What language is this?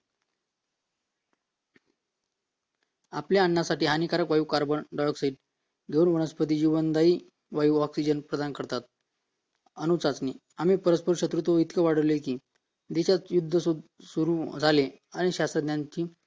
Marathi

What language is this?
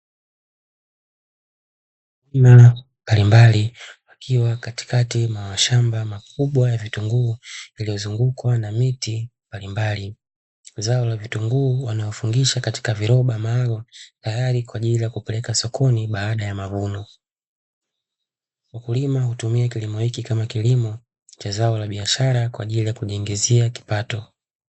Swahili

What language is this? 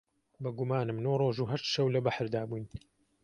Central Kurdish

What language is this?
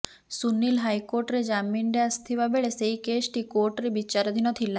Odia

